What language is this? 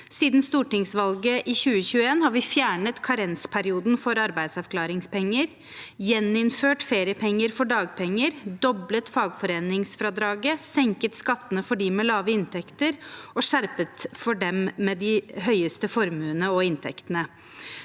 Norwegian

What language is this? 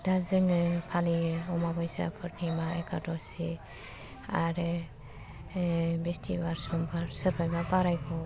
Bodo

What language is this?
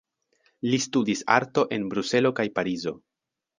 Esperanto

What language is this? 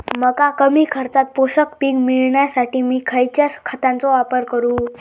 Marathi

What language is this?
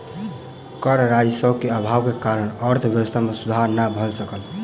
Maithili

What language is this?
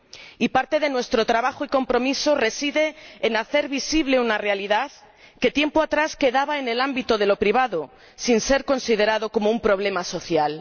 Spanish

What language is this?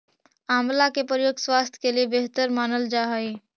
Magahi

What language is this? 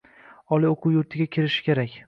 Uzbek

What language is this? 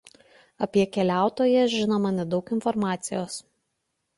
Lithuanian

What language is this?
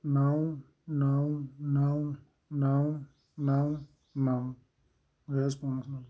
Kashmiri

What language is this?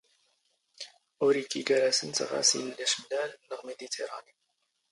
Standard Moroccan Tamazight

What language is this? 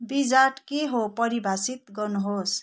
Nepali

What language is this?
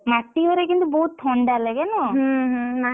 Odia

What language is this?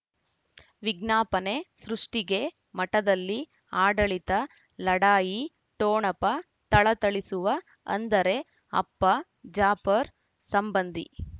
Kannada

